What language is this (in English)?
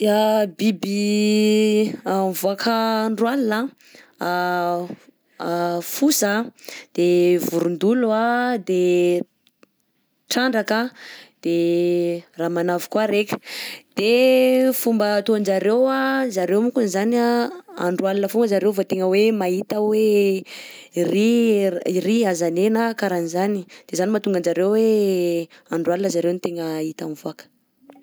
Southern Betsimisaraka Malagasy